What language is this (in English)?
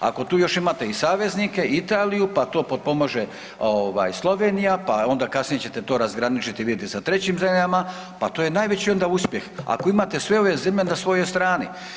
Croatian